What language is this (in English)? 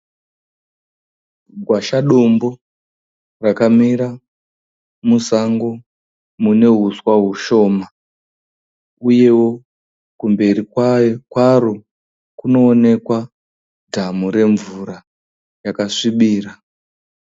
Shona